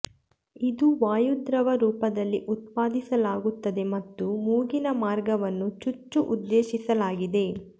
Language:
Kannada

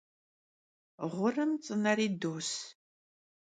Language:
Kabardian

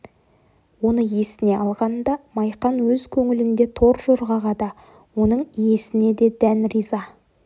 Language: Kazakh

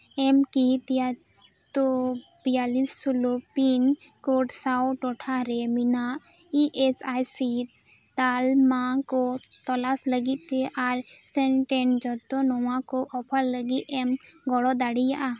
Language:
Santali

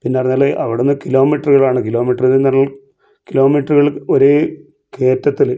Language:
Malayalam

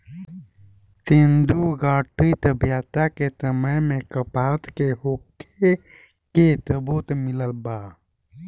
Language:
Bhojpuri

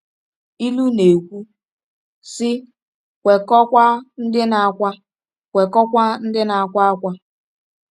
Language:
Igbo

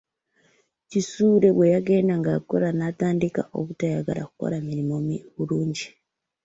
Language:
Ganda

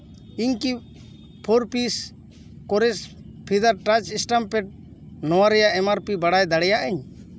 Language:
Santali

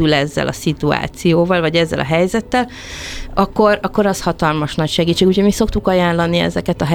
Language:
Hungarian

